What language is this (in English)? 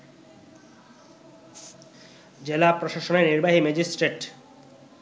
Bangla